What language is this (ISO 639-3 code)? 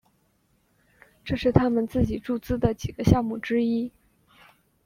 zho